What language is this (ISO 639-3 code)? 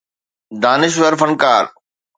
snd